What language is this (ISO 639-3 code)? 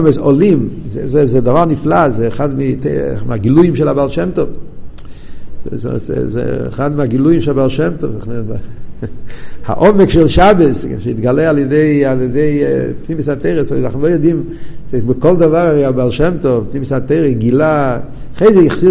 heb